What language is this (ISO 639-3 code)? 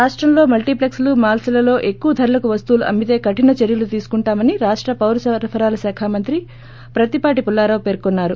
tel